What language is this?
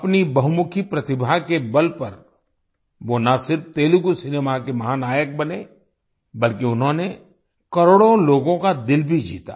Hindi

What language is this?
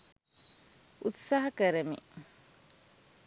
Sinhala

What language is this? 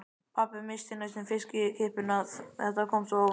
Icelandic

